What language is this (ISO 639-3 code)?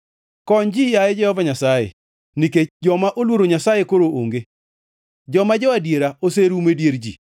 luo